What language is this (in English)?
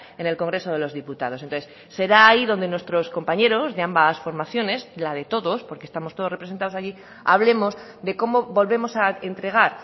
Spanish